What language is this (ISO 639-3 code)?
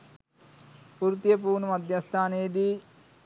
sin